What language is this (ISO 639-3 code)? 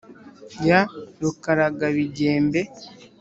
kin